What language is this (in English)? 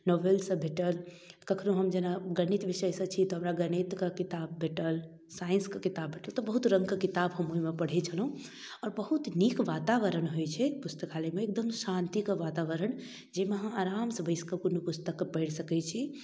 Maithili